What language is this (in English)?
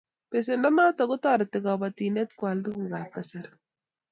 Kalenjin